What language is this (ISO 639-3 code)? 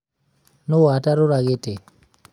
kik